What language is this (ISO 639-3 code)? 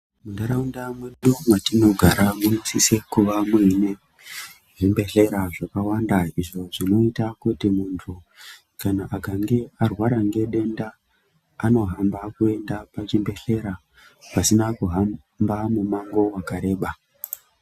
ndc